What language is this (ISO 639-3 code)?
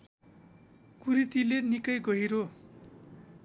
nep